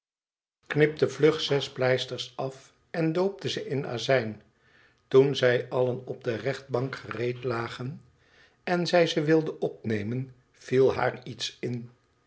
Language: Dutch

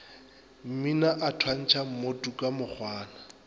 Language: Northern Sotho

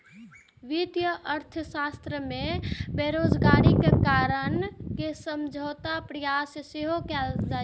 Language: Maithili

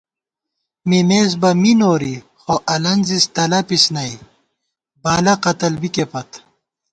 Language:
Gawar-Bati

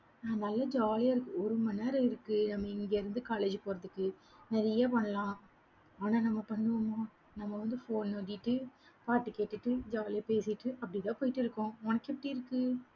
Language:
Tamil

